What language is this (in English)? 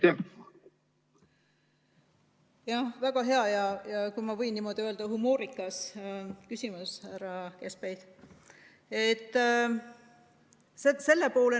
Estonian